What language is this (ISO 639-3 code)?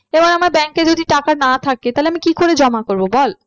ben